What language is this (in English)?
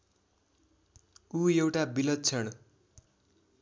Nepali